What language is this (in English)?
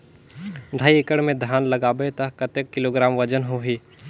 Chhattisgarhi